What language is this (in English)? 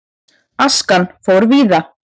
Icelandic